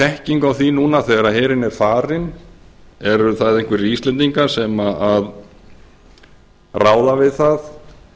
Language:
Icelandic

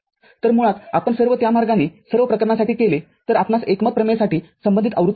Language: Marathi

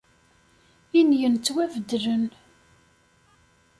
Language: Kabyle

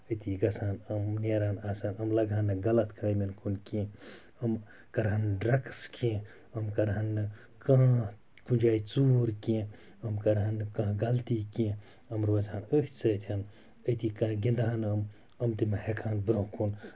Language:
Kashmiri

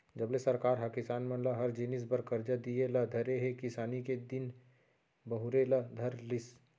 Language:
Chhattisgarhi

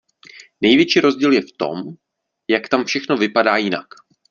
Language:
Czech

